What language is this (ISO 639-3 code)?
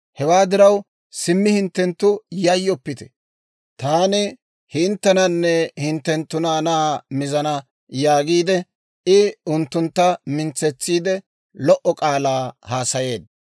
dwr